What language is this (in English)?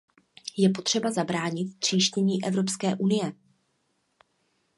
Czech